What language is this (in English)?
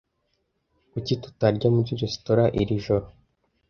Kinyarwanda